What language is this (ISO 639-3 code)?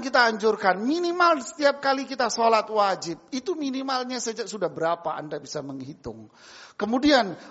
ind